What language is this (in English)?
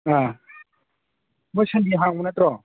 Manipuri